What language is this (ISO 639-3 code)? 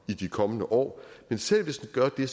dan